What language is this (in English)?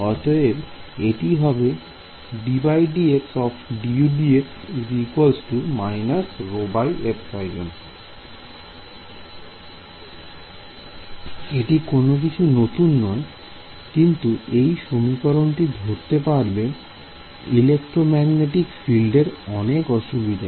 Bangla